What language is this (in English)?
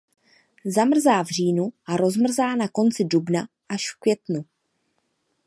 Czech